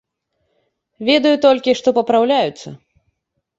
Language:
Belarusian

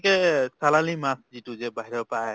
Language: Assamese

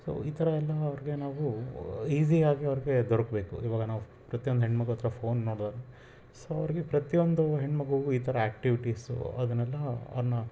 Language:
Kannada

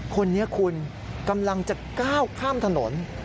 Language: Thai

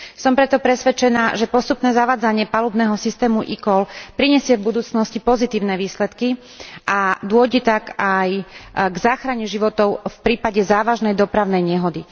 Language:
Slovak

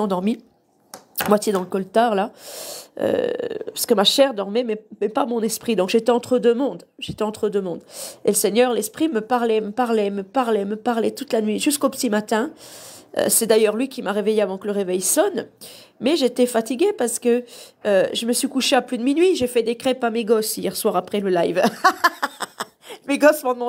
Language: French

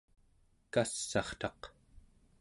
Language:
Central Yupik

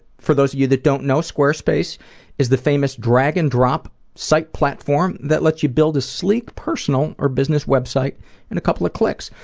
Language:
English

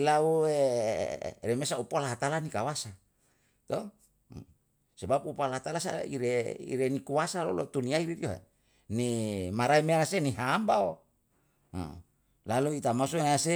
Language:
Yalahatan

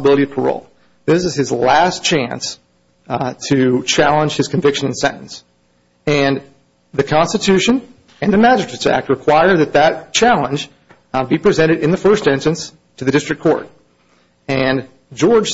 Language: English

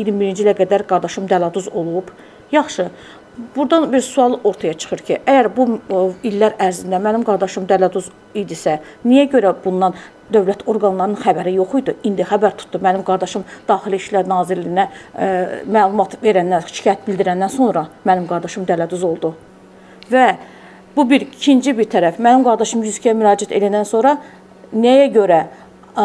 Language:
Turkish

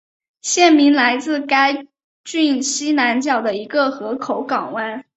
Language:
Chinese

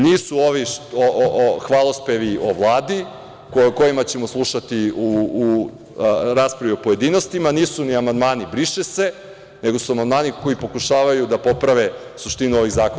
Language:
Serbian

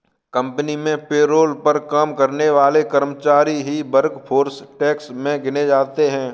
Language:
Hindi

